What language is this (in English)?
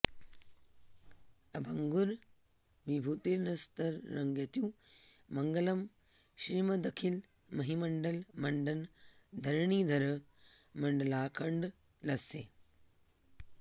Sanskrit